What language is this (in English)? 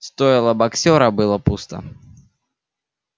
Russian